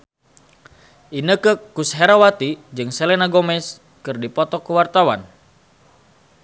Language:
Sundanese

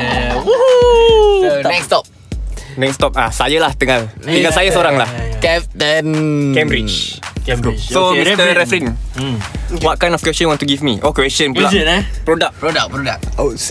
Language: Malay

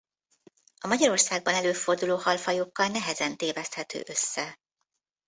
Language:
Hungarian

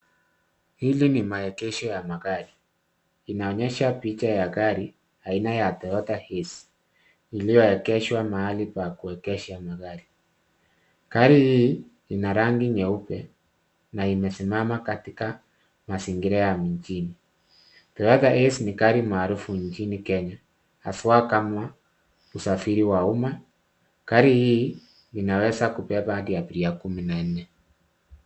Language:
Swahili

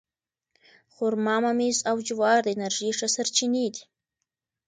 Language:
Pashto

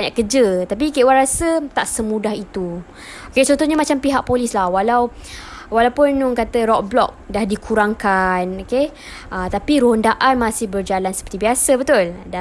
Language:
Malay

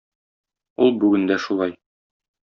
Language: Tatar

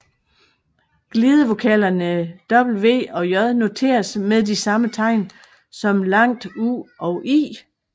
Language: Danish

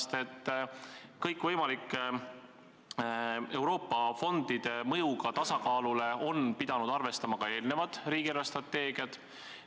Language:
Estonian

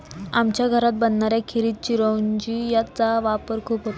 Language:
Marathi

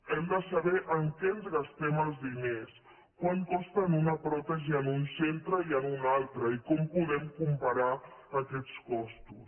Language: Catalan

